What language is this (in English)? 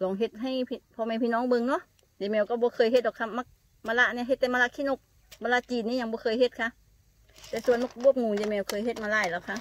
Thai